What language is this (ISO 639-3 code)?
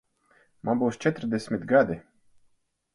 lav